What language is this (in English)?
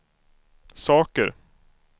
Swedish